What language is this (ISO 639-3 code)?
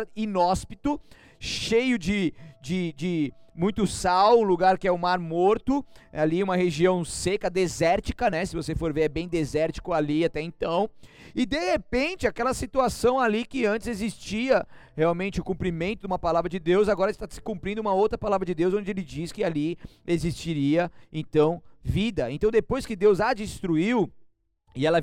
por